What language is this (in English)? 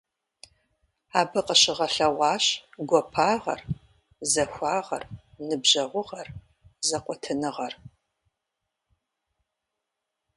Kabardian